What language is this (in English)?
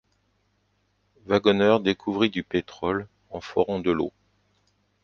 French